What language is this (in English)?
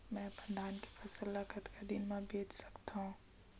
Chhattisgarhi